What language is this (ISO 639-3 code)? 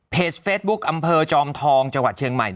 tha